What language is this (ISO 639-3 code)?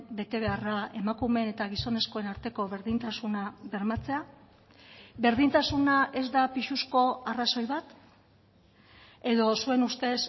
eus